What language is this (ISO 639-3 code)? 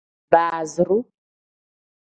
kdh